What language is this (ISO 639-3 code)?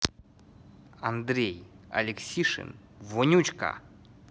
rus